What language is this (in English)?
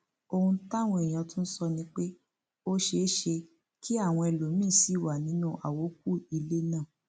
Yoruba